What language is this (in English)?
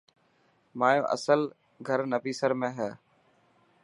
Dhatki